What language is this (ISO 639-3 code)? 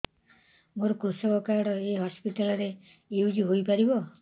ori